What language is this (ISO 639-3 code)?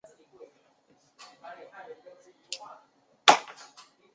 zho